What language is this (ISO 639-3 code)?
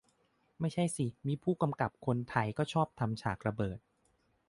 tha